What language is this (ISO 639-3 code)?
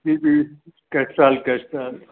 snd